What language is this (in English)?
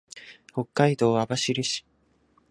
Japanese